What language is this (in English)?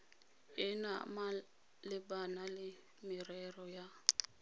Tswana